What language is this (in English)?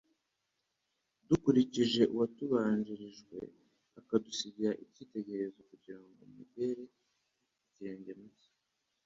Kinyarwanda